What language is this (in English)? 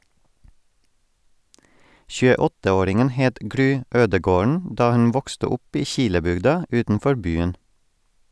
Norwegian